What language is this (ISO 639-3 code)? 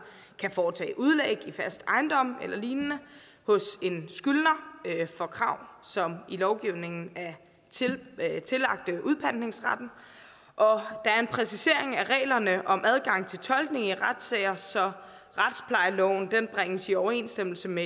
dan